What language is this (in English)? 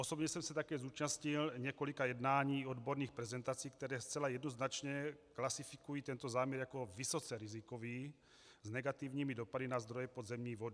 Czech